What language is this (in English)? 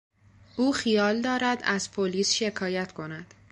Persian